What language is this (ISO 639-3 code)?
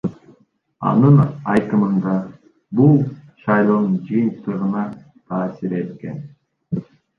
kir